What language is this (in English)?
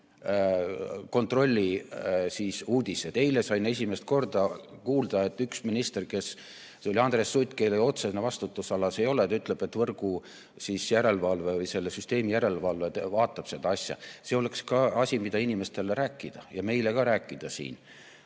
Estonian